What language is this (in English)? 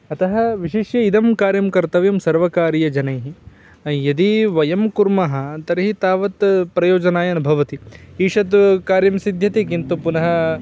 Sanskrit